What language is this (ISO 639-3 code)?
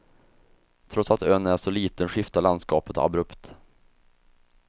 swe